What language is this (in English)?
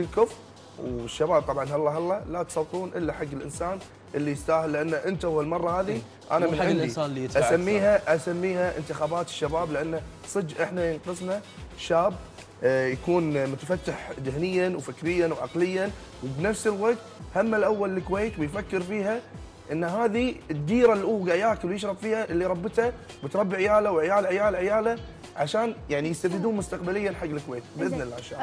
Arabic